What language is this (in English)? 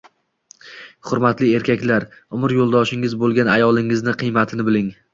Uzbek